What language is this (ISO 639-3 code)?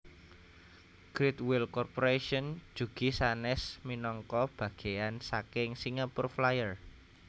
jav